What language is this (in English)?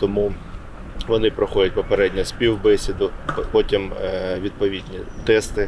Ukrainian